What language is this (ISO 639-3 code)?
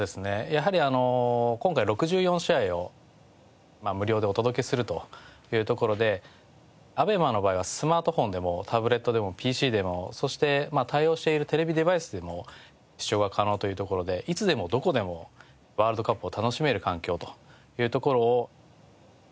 jpn